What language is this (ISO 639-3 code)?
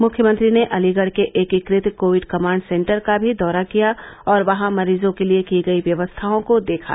hin